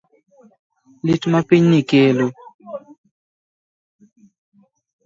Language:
Luo (Kenya and Tanzania)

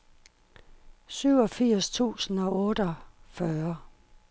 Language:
Danish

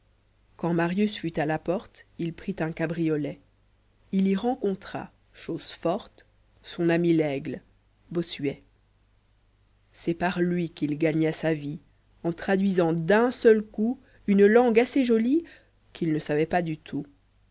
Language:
French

